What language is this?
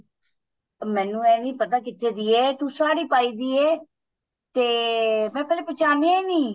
Punjabi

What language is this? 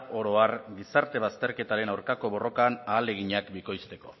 Basque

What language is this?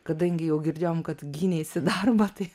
Lithuanian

